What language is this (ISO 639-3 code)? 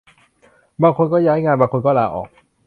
tha